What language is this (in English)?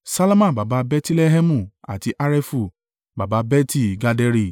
Yoruba